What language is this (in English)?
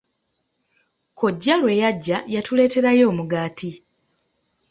Ganda